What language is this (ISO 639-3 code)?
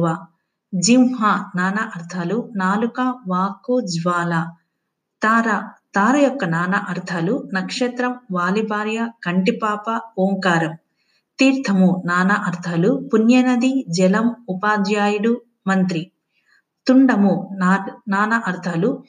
tel